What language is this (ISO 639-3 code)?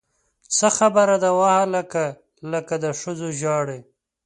pus